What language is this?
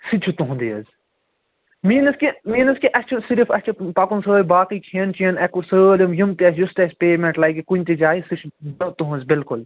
Kashmiri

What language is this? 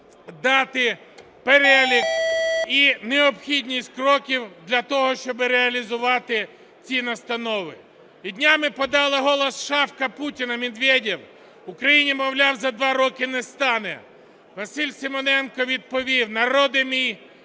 Ukrainian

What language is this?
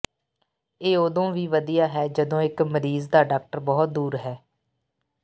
Punjabi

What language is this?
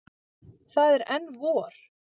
Icelandic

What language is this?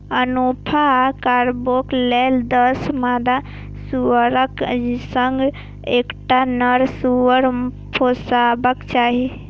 Maithili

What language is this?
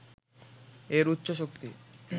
Bangla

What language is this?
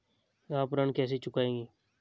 Hindi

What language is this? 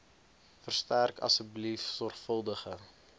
Afrikaans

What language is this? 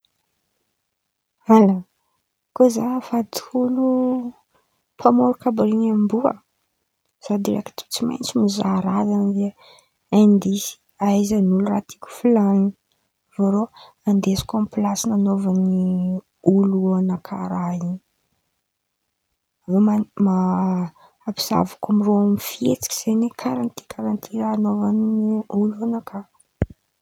Antankarana Malagasy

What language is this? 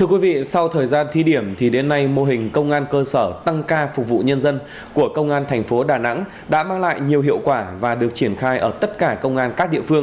Vietnamese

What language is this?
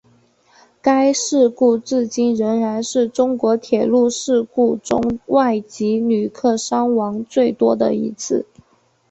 Chinese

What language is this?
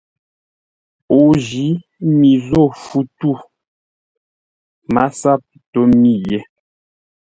Ngombale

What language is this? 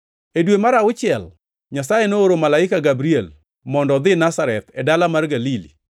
Luo (Kenya and Tanzania)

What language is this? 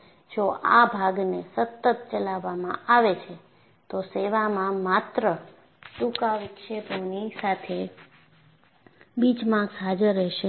Gujarati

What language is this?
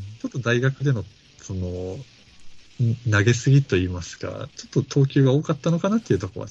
Japanese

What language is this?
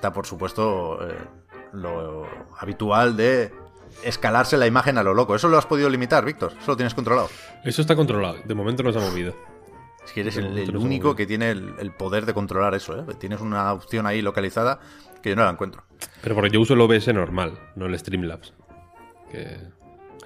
Spanish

